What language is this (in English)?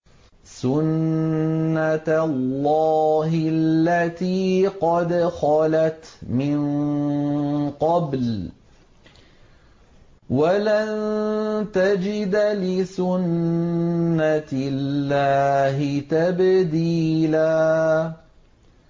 Arabic